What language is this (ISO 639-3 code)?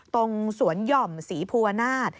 tha